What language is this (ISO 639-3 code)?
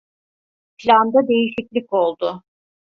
tur